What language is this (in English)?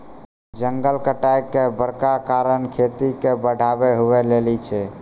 Maithili